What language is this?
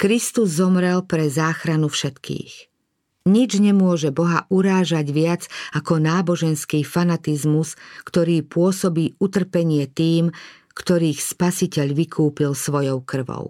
Slovak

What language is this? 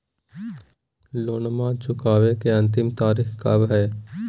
Magahi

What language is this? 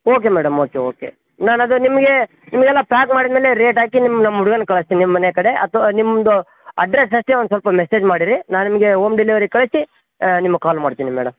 Kannada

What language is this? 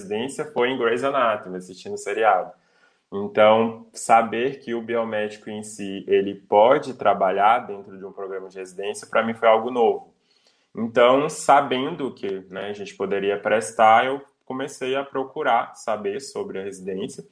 Portuguese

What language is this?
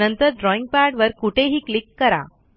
Marathi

